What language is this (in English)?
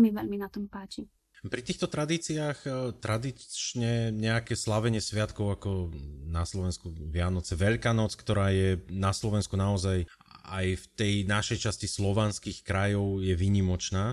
Slovak